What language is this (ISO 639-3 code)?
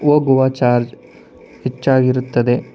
kan